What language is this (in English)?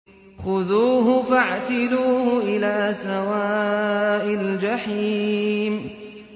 Arabic